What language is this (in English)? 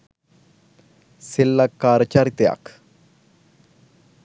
Sinhala